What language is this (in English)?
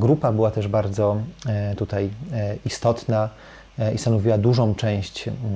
Polish